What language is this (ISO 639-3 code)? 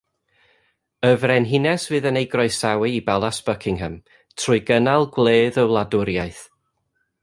cym